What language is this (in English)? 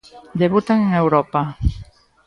Galician